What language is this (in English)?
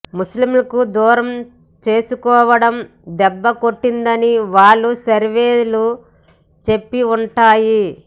Telugu